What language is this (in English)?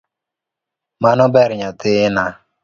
Luo (Kenya and Tanzania)